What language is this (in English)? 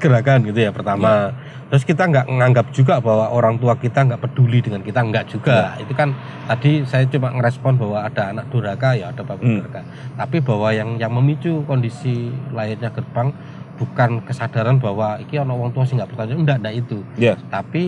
Indonesian